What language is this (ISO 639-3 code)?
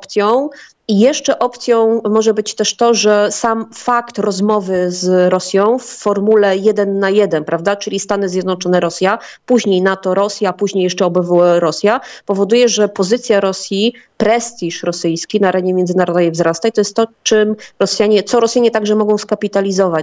pol